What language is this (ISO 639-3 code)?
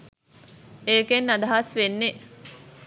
sin